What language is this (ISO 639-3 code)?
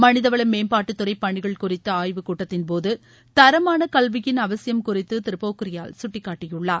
tam